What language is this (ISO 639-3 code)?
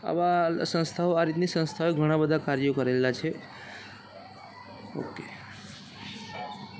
guj